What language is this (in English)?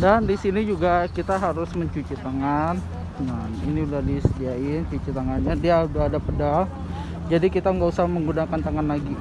Indonesian